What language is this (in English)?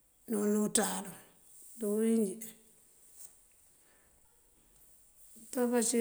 Mandjak